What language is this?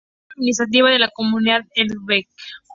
Spanish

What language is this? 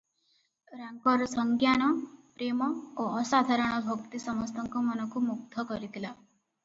Odia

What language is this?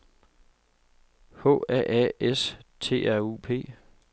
Danish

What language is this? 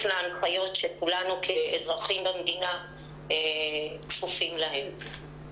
Hebrew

